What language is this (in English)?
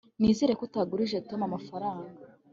Kinyarwanda